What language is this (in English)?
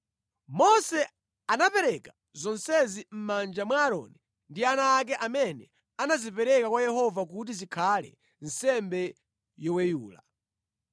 Nyanja